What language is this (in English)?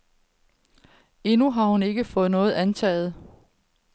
Danish